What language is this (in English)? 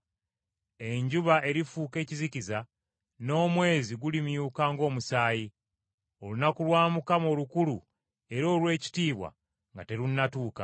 Ganda